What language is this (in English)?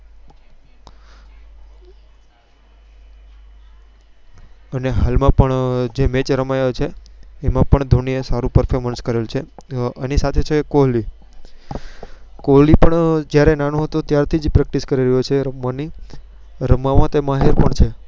Gujarati